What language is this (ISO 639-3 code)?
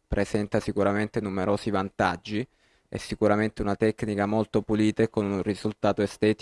ita